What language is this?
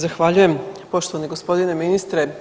Croatian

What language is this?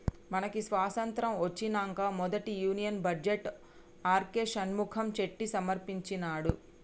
Telugu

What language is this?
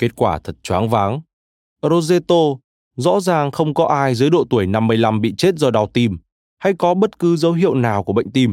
Vietnamese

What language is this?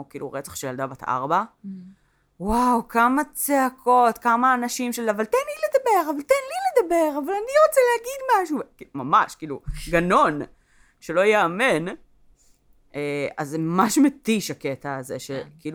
Hebrew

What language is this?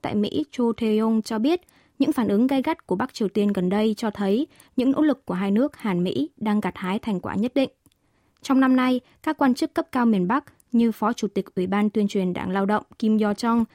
Vietnamese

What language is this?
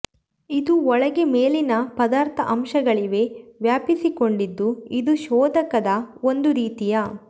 Kannada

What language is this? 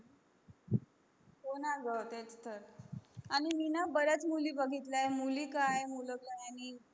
Marathi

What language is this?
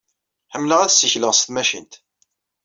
Kabyle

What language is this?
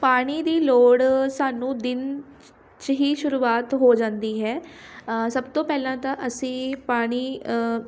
Punjabi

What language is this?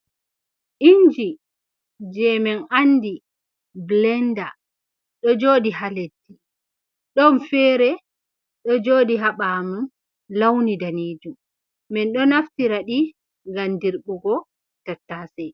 Fula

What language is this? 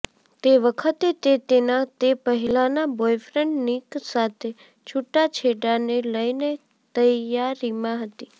Gujarati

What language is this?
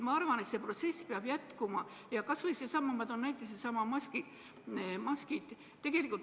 Estonian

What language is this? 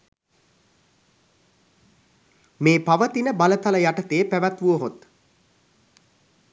Sinhala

